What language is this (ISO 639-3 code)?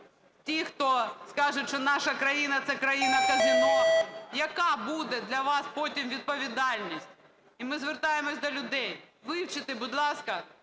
ukr